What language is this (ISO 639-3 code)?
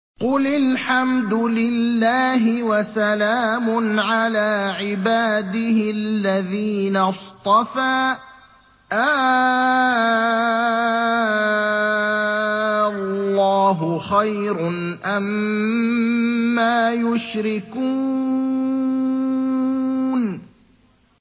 ara